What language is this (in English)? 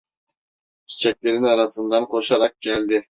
Turkish